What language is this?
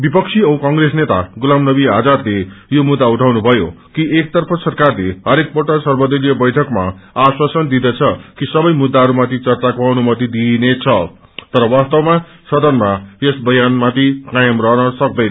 Nepali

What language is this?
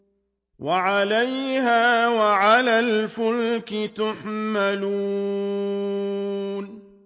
Arabic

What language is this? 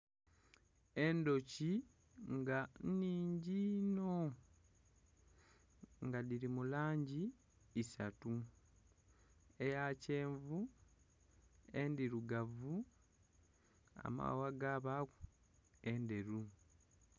Soga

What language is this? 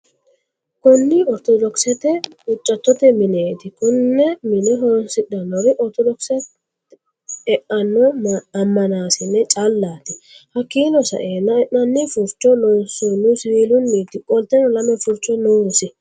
Sidamo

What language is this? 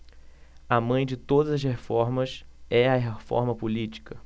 Portuguese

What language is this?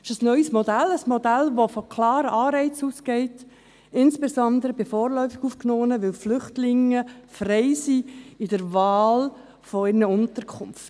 Swiss German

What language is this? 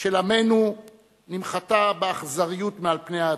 Hebrew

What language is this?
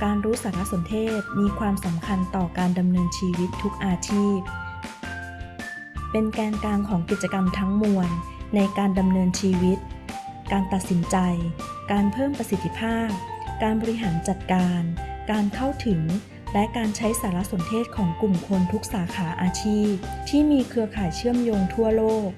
Thai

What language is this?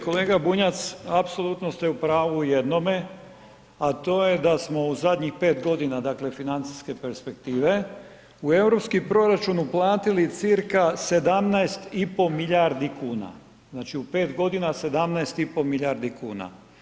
Croatian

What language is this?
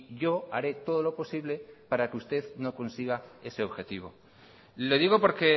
Spanish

